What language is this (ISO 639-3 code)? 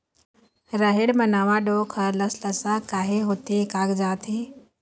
hne